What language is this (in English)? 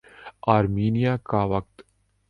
Urdu